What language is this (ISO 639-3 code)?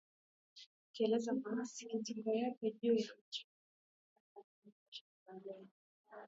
swa